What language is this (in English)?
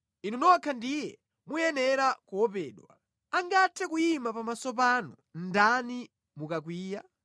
Nyanja